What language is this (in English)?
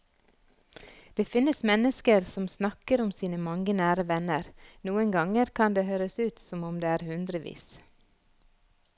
Norwegian